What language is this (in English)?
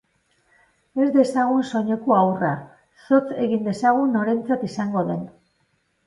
Basque